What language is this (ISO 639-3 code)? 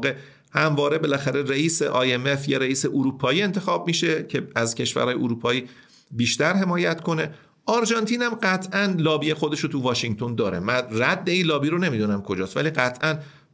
fas